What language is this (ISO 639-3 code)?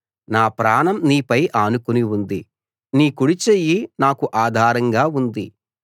tel